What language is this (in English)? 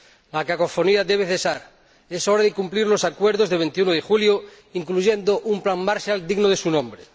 Spanish